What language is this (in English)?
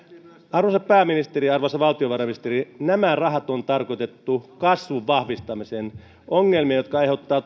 Finnish